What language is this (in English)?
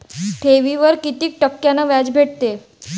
Marathi